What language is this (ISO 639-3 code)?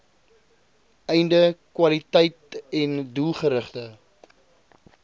afr